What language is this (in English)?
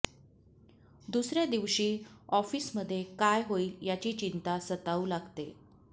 Marathi